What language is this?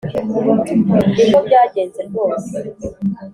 Kinyarwanda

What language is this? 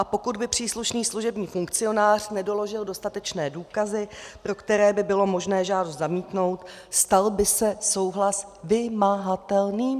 Czech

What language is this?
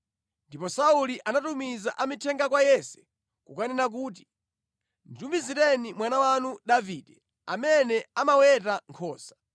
Nyanja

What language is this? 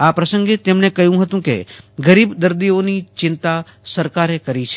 Gujarati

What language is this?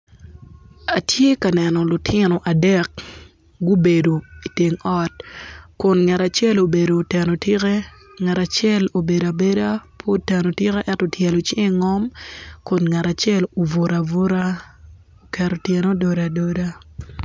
Acoli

